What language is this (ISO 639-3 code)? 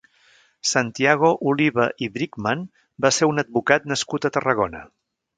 cat